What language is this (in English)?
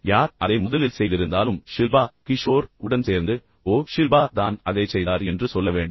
Tamil